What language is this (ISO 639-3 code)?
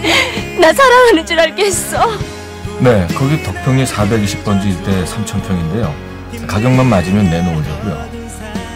kor